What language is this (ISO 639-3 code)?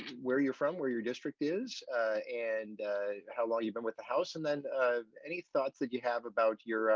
eng